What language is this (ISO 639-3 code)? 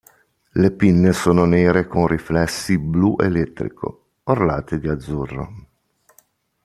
ita